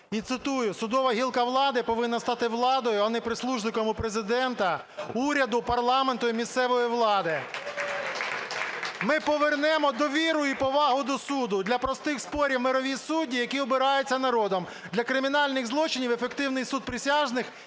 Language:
Ukrainian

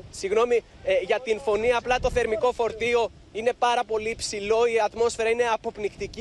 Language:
Greek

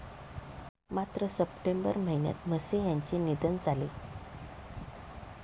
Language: Marathi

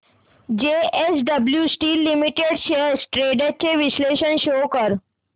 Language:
Marathi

